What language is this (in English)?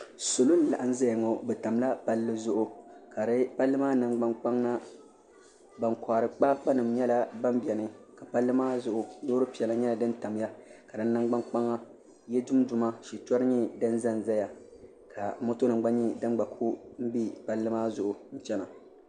Dagbani